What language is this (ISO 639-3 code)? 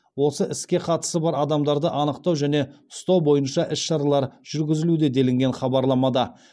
kaz